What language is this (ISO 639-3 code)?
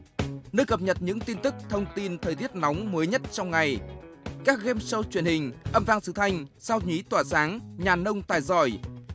vie